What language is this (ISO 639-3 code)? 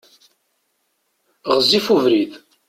kab